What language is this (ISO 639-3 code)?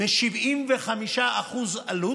heb